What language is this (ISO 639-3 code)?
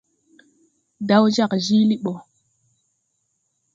tui